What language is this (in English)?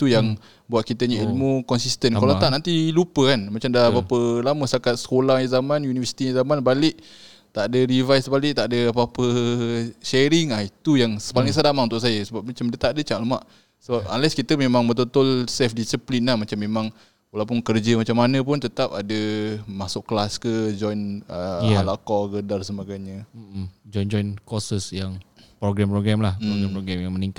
Malay